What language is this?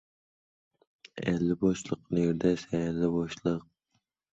Uzbek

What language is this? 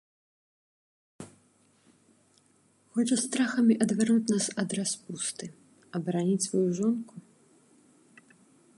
Belarusian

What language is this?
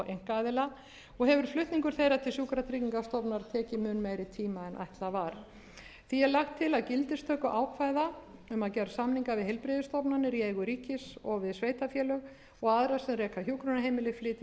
Icelandic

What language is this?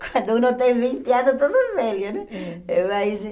Portuguese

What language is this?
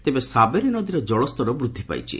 Odia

